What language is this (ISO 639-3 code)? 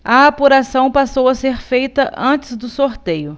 por